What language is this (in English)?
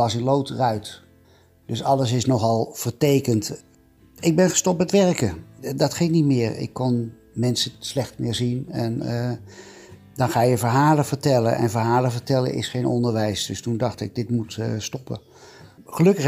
Dutch